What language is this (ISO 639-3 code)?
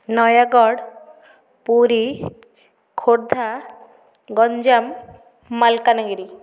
ori